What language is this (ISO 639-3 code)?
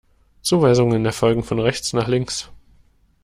deu